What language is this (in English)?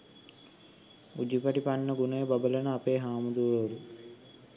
Sinhala